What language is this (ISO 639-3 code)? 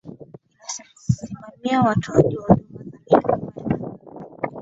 swa